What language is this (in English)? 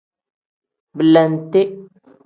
Tem